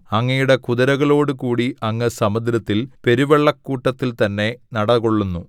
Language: Malayalam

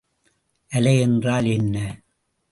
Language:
Tamil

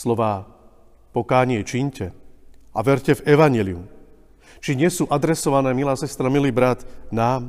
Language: Slovak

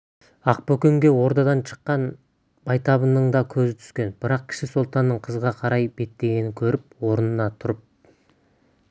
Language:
Kazakh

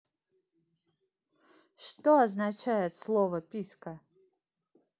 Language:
Russian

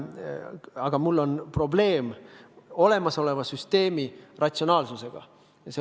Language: Estonian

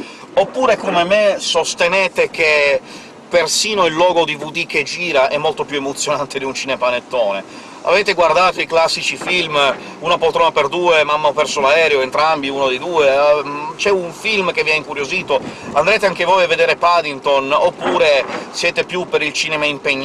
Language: Italian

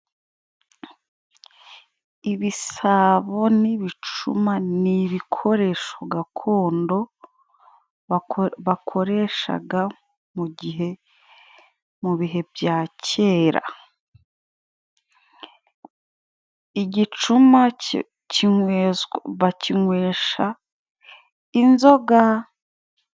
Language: Kinyarwanda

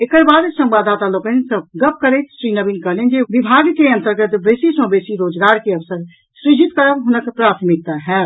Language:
Maithili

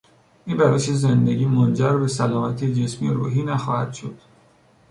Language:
Persian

